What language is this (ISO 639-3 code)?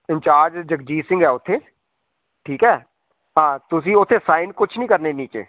pan